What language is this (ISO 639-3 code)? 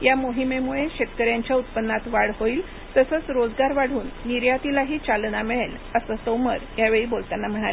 mar